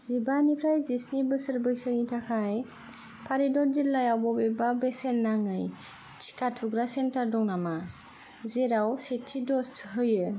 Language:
Bodo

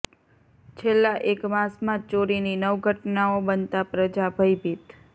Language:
Gujarati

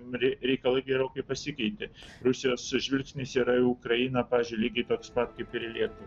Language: Lithuanian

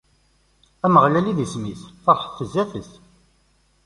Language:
Kabyle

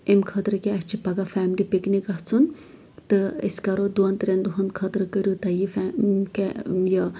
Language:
Kashmiri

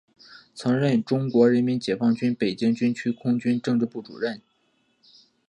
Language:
Chinese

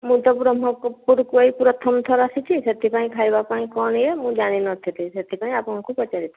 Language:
Odia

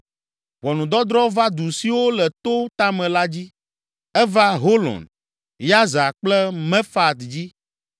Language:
Ewe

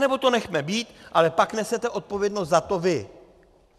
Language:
Czech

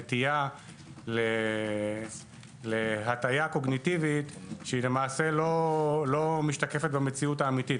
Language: Hebrew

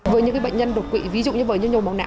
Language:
Vietnamese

